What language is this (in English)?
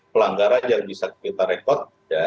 Indonesian